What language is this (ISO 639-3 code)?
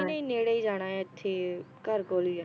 pan